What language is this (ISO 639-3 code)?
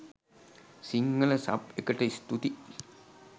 sin